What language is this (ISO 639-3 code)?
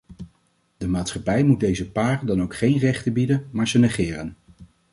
nld